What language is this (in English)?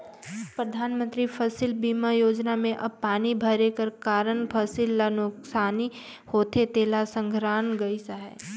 Chhattisgarhi